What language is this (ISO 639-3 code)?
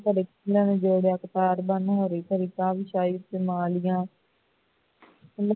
pan